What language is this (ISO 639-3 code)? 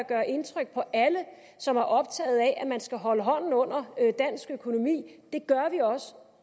dan